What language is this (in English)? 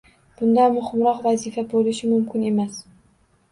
Uzbek